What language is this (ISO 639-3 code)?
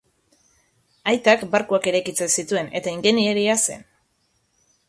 eus